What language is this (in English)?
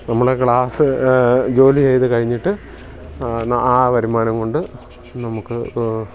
Malayalam